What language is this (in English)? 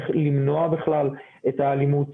Hebrew